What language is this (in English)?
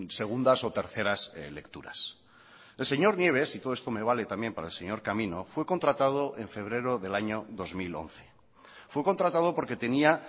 Spanish